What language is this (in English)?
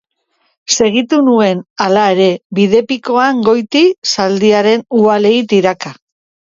Basque